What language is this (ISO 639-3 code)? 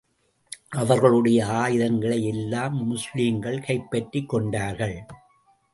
tam